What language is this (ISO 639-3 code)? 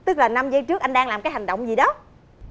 vie